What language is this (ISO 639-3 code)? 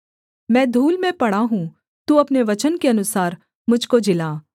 hin